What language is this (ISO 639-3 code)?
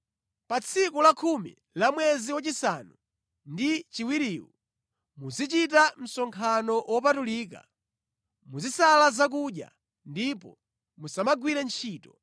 nya